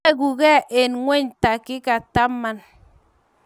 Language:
Kalenjin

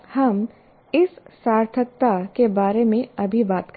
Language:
Hindi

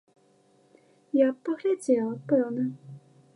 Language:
Belarusian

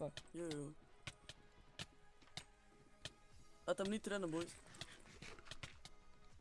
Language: Dutch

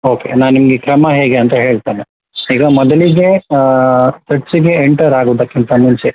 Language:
Kannada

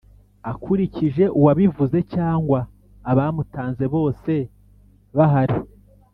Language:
Kinyarwanda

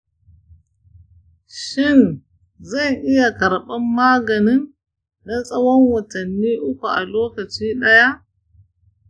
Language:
Hausa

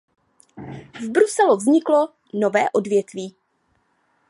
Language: Czech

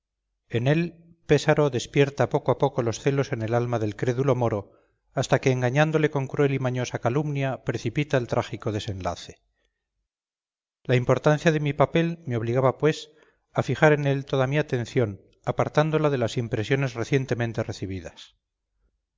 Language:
Spanish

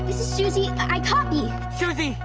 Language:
English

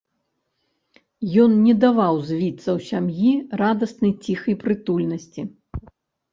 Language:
Belarusian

